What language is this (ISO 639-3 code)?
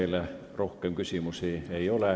est